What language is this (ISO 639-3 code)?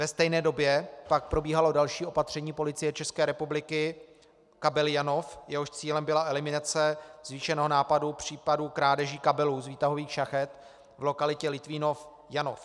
ces